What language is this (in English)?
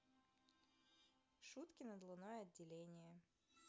Russian